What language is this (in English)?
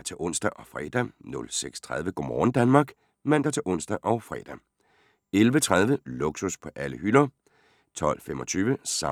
Danish